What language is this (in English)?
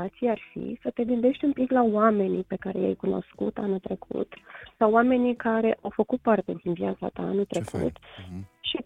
Romanian